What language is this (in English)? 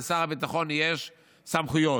Hebrew